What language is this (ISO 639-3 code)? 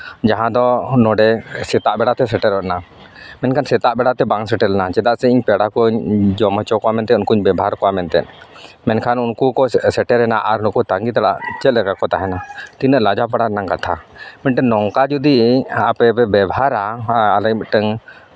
sat